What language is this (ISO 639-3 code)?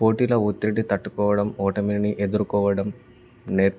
tel